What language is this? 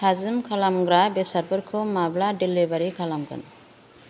Bodo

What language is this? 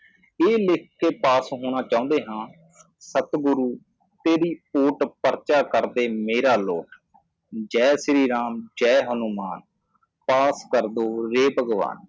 Punjabi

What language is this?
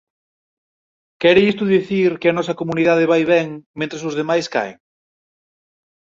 Galician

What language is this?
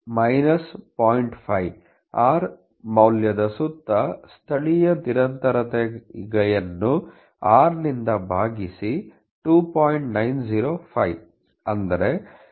Kannada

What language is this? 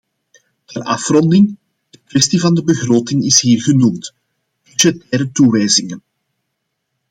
Dutch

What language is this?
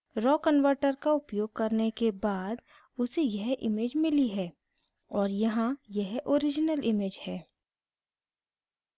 Hindi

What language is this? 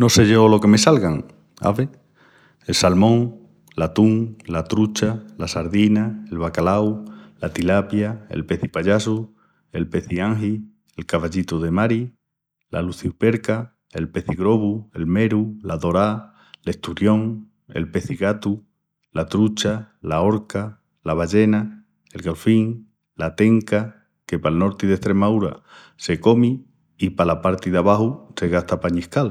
Extremaduran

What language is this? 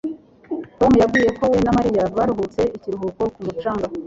Kinyarwanda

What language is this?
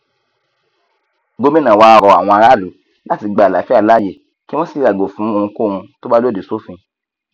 Yoruba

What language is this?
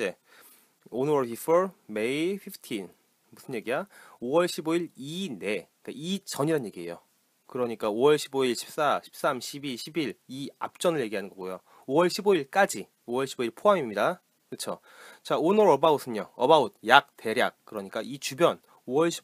Korean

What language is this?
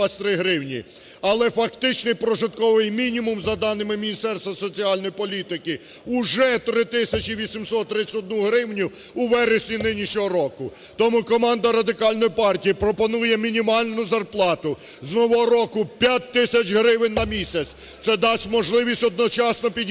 Ukrainian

